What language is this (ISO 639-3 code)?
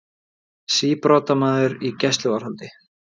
isl